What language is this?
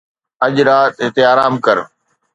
Sindhi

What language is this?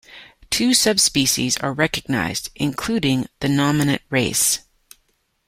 English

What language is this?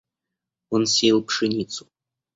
Russian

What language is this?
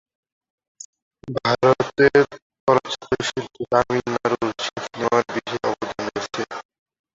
Bangla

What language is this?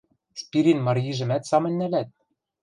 Western Mari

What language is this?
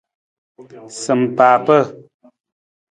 Nawdm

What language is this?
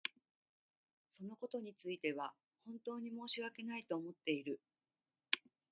Japanese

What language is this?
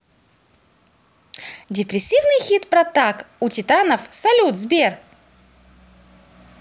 Russian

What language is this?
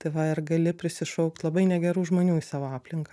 Lithuanian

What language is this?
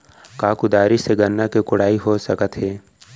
Chhattisgarhi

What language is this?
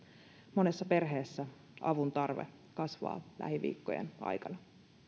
Finnish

